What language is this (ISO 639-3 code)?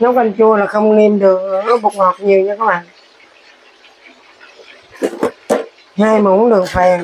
vie